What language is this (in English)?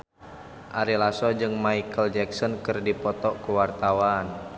Sundanese